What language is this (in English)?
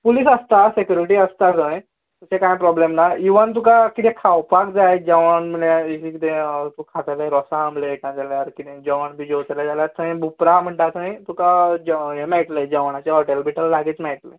Konkani